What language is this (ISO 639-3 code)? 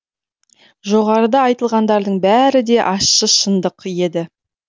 kaz